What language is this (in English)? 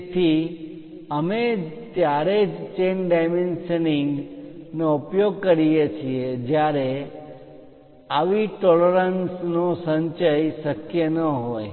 Gujarati